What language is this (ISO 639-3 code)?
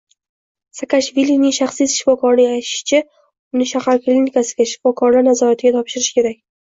uzb